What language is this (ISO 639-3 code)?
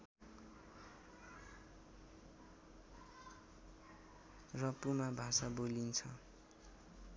nep